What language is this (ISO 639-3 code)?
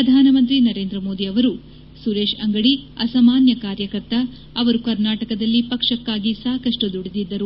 kan